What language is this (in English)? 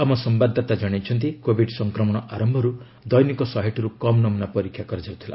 Odia